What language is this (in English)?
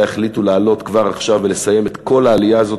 Hebrew